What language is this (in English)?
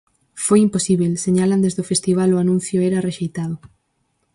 Galician